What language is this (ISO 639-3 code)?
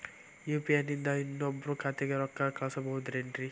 kan